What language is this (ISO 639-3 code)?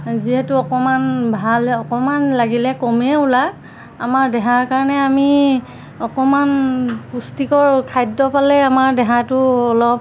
asm